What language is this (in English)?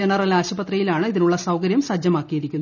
Malayalam